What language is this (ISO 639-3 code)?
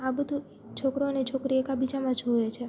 guj